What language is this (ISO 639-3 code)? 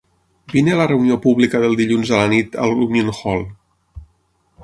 cat